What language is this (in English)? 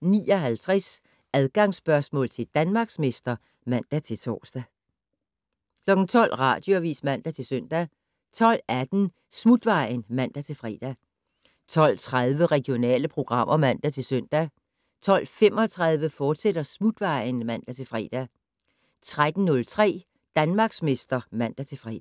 Danish